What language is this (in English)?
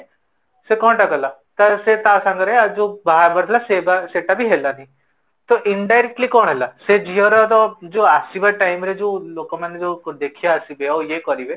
Odia